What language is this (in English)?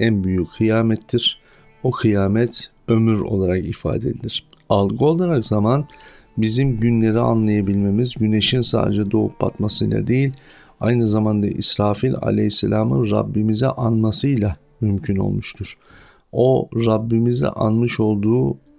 Turkish